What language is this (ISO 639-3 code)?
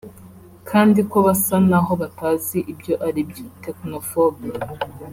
kin